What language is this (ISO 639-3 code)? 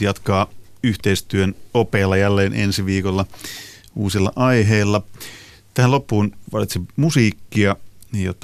fin